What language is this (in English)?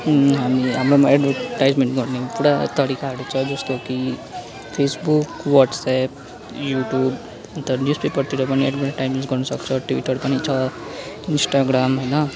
Nepali